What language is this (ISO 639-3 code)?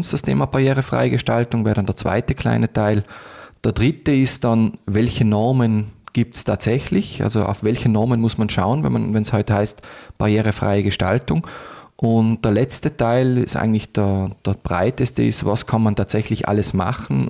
deu